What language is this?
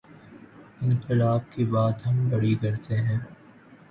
Urdu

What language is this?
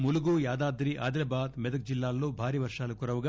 Telugu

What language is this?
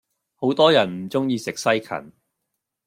Cantonese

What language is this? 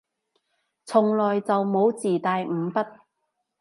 Cantonese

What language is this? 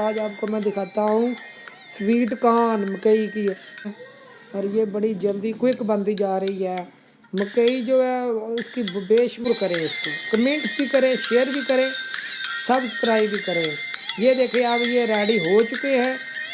Hindi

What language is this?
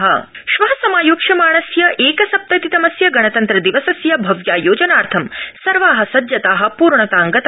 Sanskrit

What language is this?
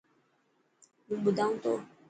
Dhatki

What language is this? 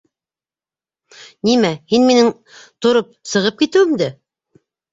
Bashkir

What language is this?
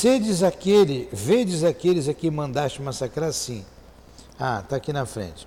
Portuguese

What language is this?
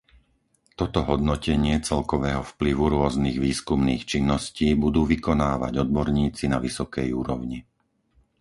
Slovak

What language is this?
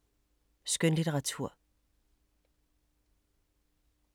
Danish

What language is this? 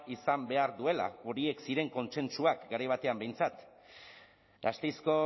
Basque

